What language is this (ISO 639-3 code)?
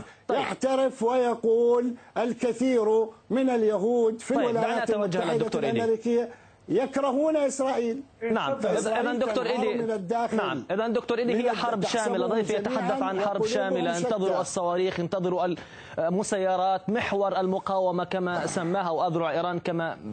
ara